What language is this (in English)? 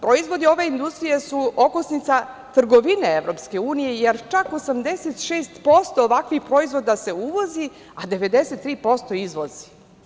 Serbian